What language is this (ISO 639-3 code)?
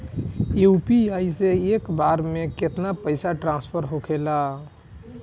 bho